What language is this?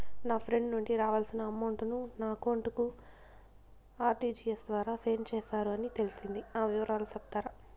Telugu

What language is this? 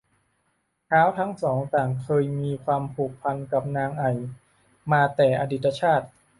Thai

